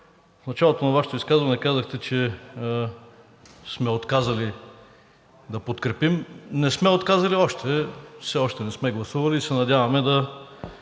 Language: Bulgarian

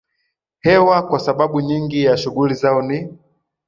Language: Swahili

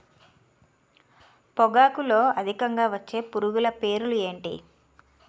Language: Telugu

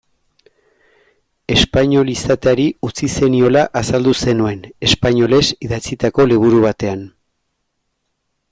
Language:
Basque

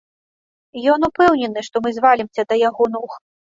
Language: Belarusian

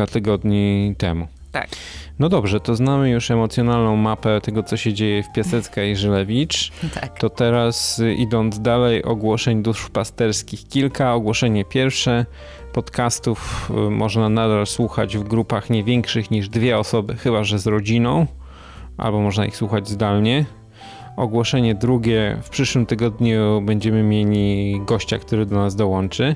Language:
Polish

